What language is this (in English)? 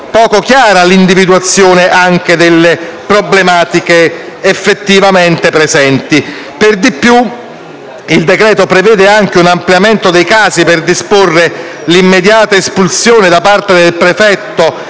Italian